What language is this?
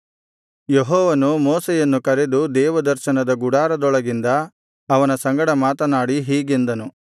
Kannada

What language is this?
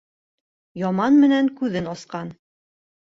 Bashkir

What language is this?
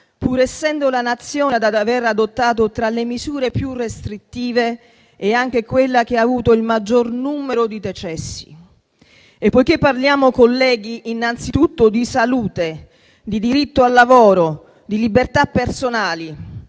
Italian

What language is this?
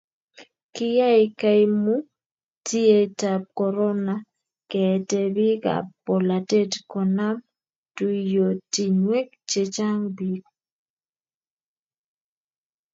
Kalenjin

